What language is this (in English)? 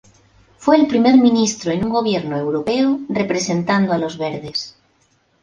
Spanish